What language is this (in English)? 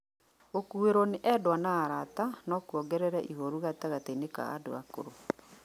Kikuyu